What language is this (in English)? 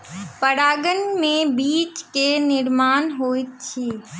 Maithili